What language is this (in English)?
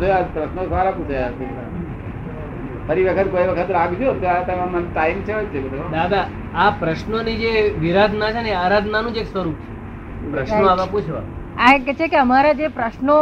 Gujarati